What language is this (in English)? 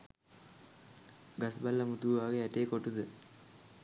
Sinhala